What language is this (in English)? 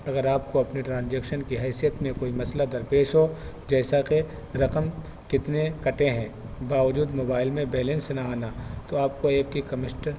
Urdu